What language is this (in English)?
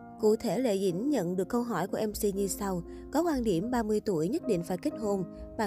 Vietnamese